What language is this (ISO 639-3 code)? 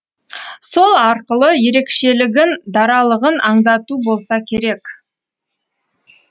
kaz